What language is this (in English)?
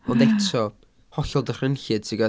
Welsh